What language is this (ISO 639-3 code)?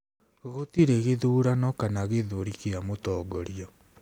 kik